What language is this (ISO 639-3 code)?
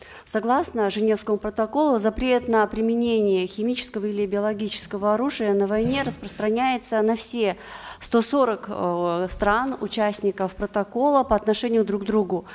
kaz